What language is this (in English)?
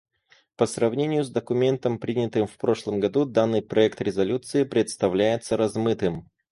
Russian